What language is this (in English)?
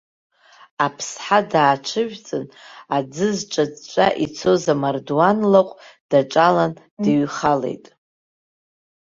Abkhazian